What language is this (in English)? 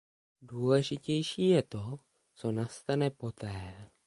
Czech